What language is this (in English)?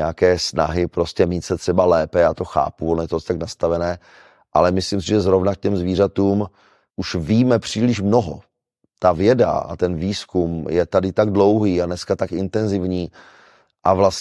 Czech